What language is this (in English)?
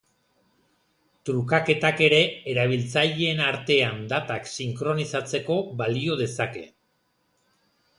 Basque